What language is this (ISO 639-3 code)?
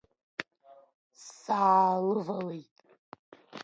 abk